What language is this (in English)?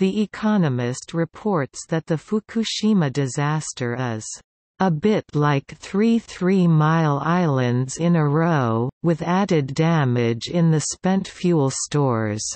English